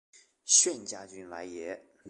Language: Chinese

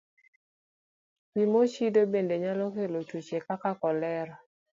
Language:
Luo (Kenya and Tanzania)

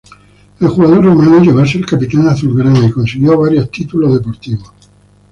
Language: Spanish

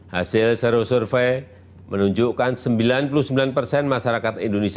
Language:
Indonesian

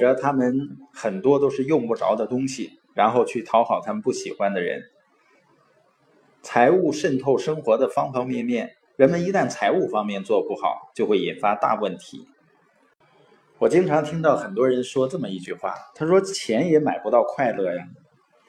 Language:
Chinese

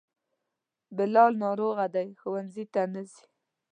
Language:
Pashto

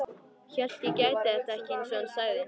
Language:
Icelandic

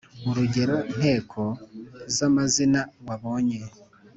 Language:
Kinyarwanda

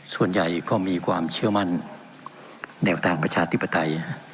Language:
Thai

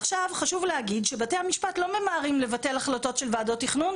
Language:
Hebrew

